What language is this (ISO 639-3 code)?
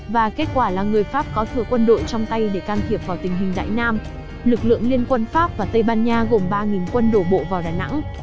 vie